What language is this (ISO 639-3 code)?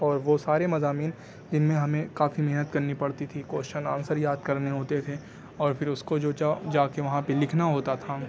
urd